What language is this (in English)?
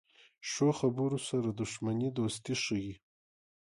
Pashto